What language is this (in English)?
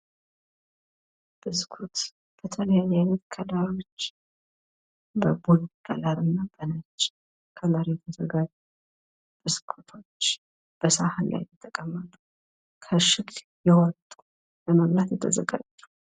Amharic